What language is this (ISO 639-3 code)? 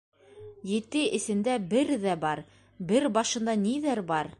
bak